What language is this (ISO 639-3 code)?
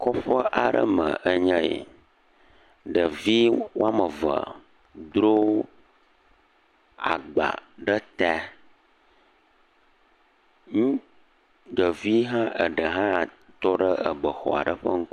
ewe